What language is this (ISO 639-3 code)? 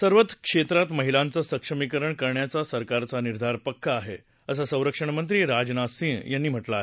mar